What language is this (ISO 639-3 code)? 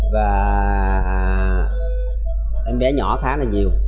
vie